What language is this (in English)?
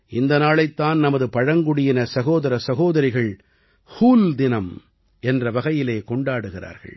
Tamil